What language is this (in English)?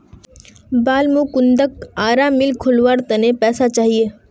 Magahi